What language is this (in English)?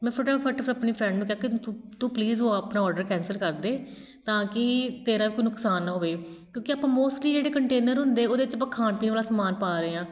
Punjabi